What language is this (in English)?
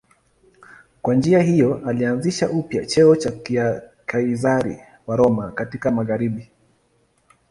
Swahili